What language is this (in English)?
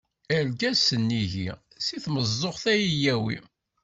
Kabyle